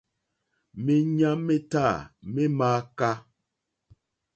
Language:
Mokpwe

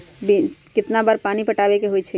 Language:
Magahi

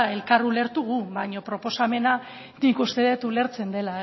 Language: Basque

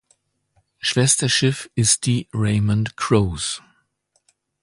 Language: German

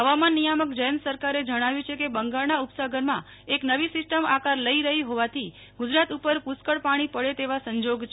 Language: Gujarati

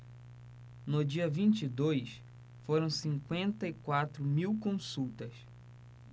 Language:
Portuguese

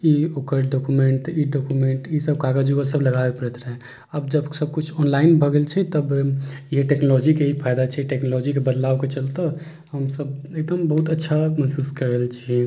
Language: Maithili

